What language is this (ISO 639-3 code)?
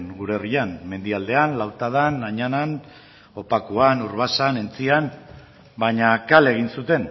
eus